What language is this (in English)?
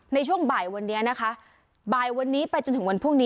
Thai